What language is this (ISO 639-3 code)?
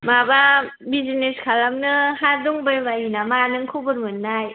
brx